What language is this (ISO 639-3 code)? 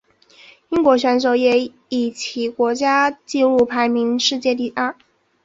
zho